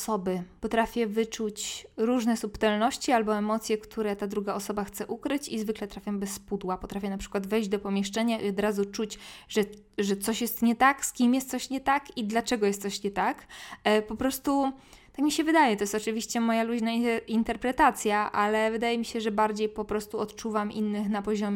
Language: Polish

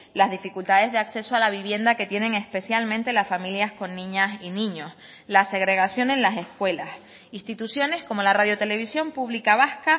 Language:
Spanish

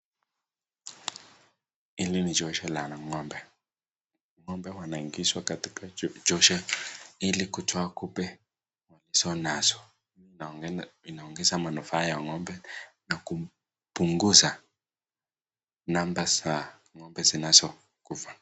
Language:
Swahili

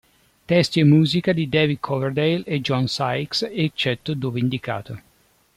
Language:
Italian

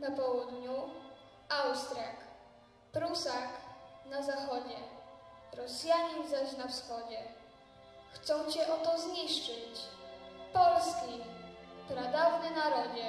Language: Polish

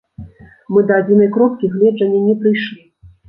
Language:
Belarusian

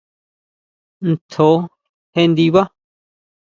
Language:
Huautla Mazatec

